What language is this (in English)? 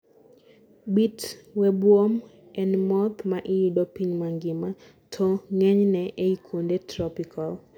Luo (Kenya and Tanzania)